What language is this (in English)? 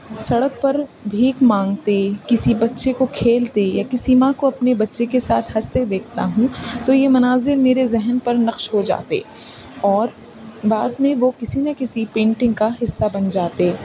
Urdu